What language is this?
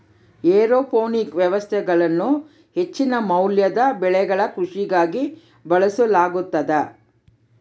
Kannada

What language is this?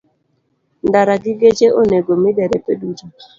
Luo (Kenya and Tanzania)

